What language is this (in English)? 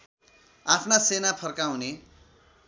Nepali